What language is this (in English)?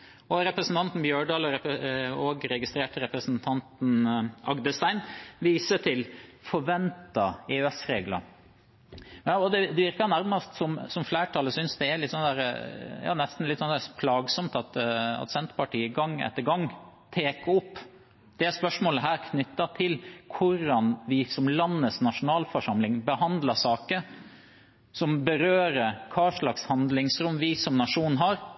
Norwegian Bokmål